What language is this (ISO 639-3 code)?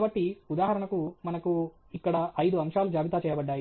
tel